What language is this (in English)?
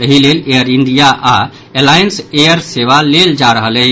Maithili